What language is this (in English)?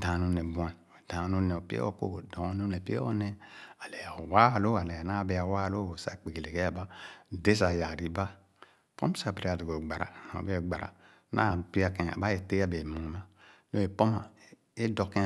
Khana